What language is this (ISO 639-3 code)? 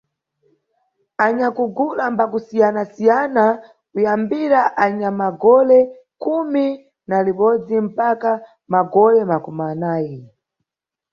nyu